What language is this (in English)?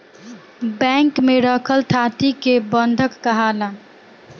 Bhojpuri